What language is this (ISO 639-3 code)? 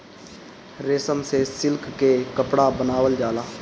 bho